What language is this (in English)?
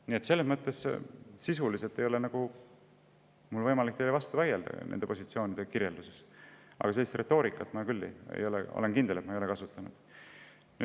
Estonian